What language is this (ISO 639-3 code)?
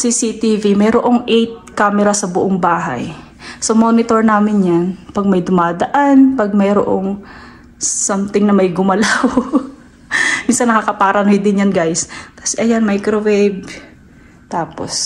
fil